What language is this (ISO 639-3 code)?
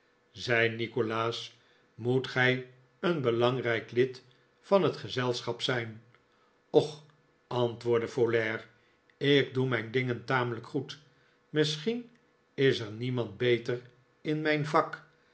nld